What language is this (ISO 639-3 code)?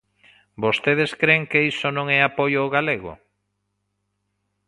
glg